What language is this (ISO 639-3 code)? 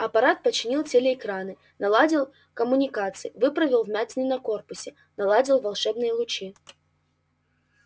rus